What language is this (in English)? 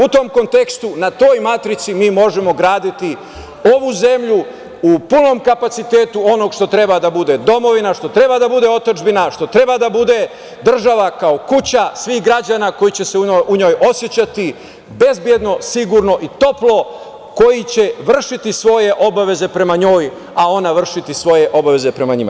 Serbian